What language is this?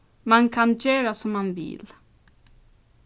Faroese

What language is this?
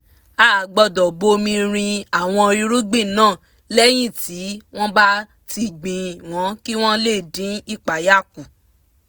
Yoruba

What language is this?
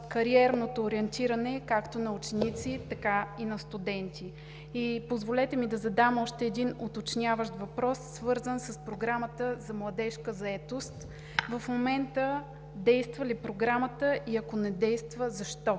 Bulgarian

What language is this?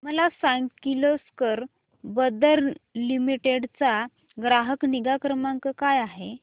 Marathi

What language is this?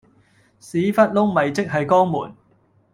Cantonese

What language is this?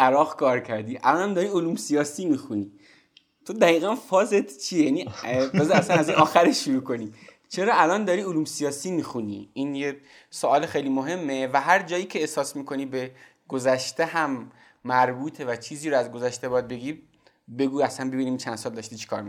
Persian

